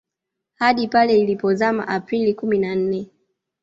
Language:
Swahili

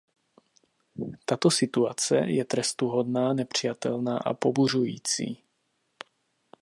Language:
Czech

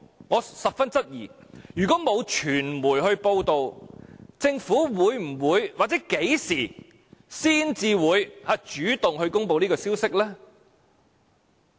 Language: Cantonese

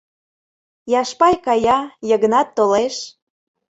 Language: Mari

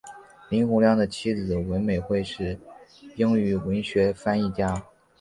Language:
Chinese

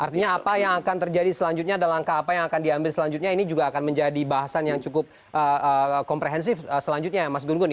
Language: Indonesian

